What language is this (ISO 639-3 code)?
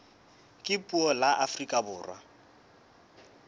sot